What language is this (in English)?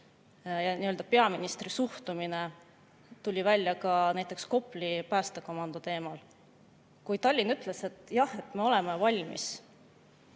Estonian